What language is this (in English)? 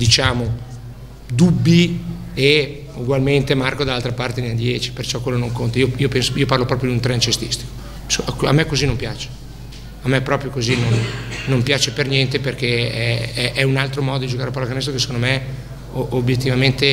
Italian